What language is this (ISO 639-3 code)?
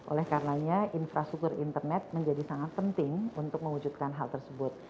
ind